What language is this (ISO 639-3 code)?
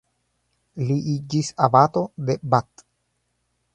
epo